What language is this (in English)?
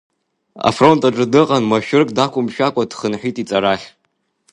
Abkhazian